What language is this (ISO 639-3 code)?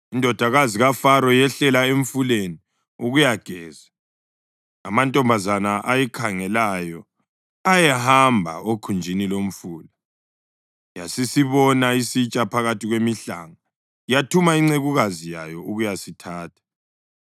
nde